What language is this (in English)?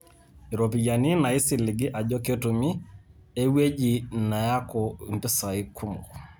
Masai